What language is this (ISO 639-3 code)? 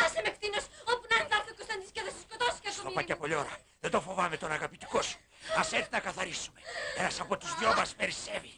ell